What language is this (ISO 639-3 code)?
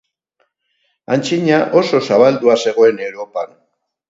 eus